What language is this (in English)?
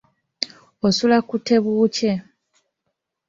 Ganda